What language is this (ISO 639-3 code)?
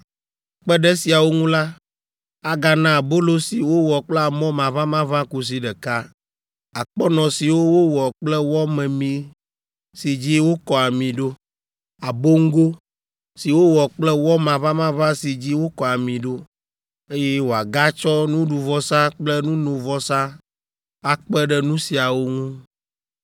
ewe